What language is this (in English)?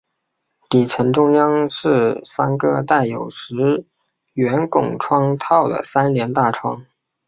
Chinese